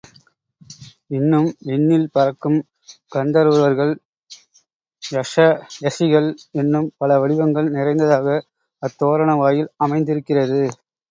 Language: Tamil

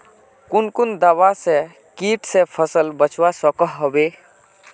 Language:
Magahi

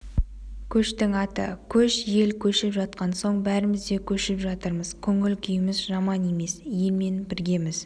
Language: Kazakh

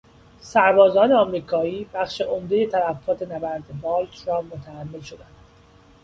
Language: Persian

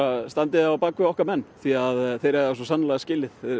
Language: Icelandic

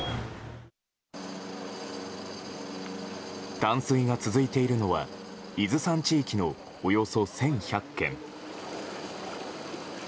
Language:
Japanese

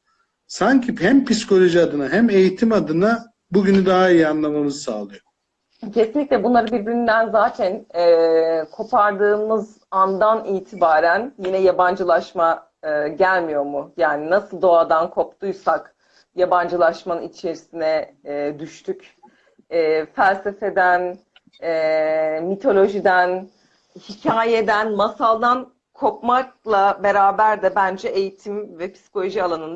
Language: Turkish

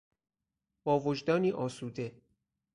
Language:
Persian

